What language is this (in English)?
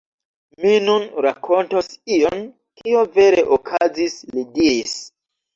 Esperanto